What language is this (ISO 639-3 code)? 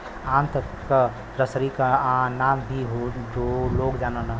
bho